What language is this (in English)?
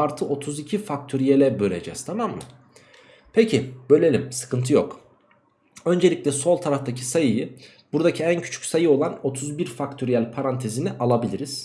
Turkish